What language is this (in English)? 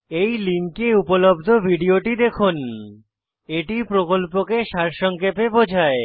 Bangla